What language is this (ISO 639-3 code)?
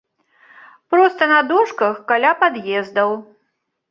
bel